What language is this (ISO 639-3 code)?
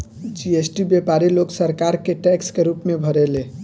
bho